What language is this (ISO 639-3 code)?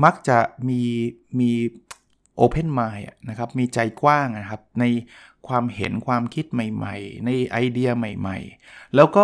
tha